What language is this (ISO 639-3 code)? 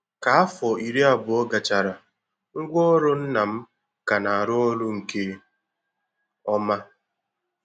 ibo